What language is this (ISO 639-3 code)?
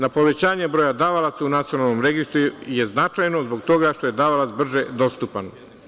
srp